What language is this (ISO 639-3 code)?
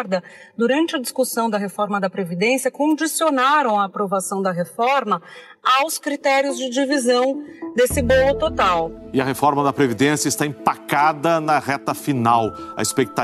por